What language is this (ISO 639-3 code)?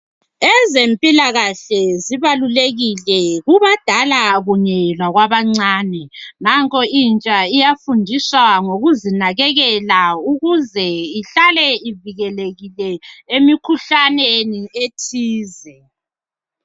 nde